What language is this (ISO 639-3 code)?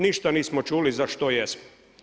hrv